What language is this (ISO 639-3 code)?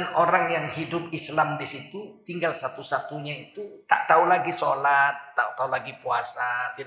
ind